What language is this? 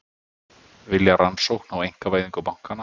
Icelandic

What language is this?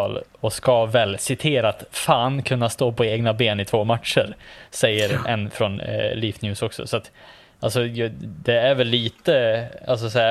Swedish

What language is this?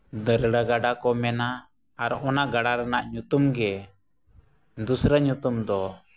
Santali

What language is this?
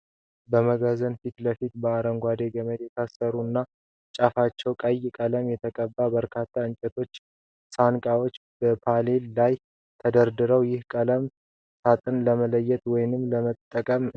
Amharic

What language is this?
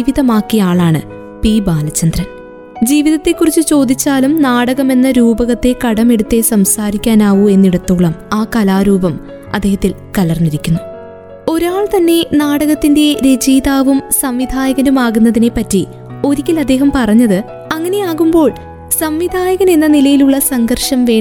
Malayalam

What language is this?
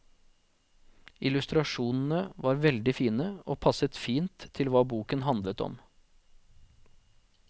Norwegian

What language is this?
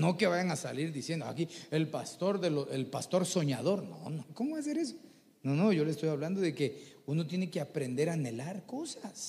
Spanish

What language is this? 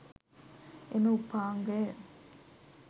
Sinhala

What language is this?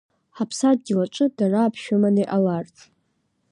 Abkhazian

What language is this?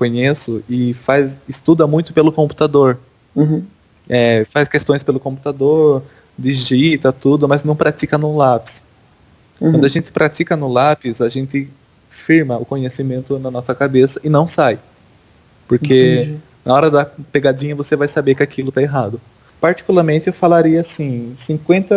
Portuguese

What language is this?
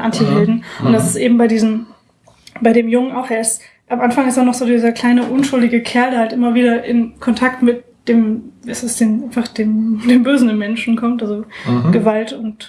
German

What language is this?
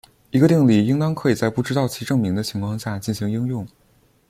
Chinese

